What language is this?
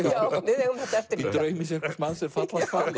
Icelandic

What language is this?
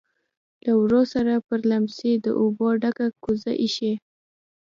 Pashto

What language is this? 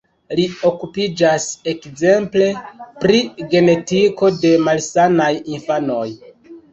Esperanto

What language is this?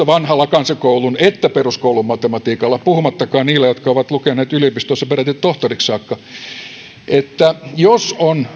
Finnish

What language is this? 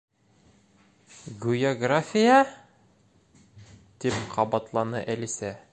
Bashkir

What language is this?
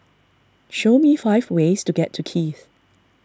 English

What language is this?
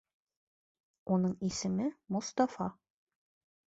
Bashkir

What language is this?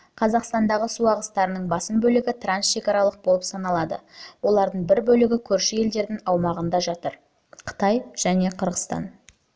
Kazakh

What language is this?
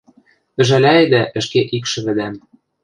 Western Mari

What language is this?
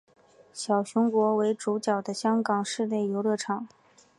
Chinese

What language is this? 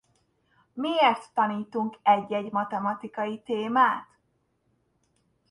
Hungarian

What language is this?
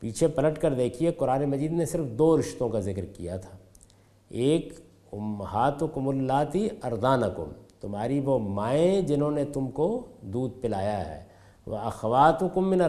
Urdu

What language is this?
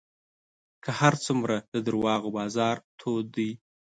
Pashto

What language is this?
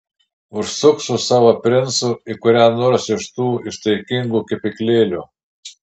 Lithuanian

